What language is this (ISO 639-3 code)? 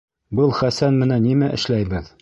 bak